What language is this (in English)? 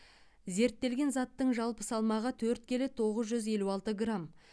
Kazakh